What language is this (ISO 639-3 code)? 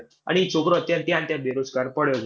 guj